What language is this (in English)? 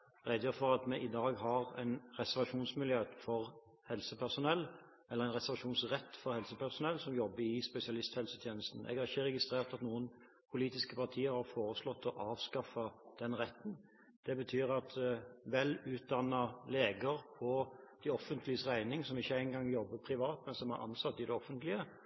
Norwegian Bokmål